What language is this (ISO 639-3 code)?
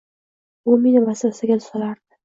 uzb